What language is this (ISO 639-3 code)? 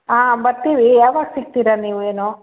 kan